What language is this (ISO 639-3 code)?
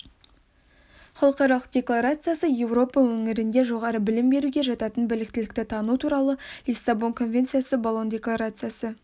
kaz